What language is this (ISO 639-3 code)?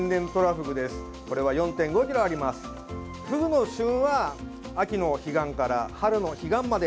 jpn